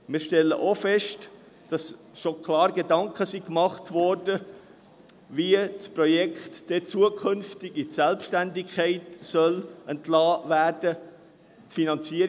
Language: Swiss German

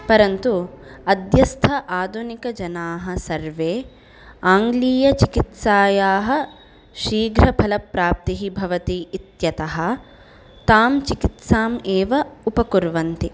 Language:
Sanskrit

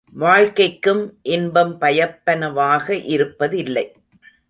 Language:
Tamil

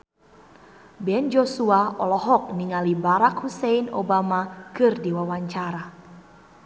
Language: Sundanese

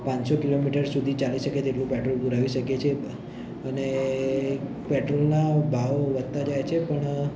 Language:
Gujarati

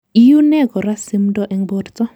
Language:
Kalenjin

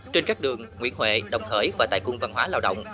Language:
Vietnamese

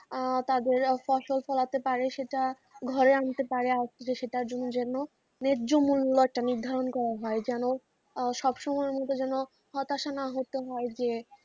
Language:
Bangla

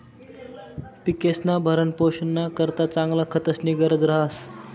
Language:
Marathi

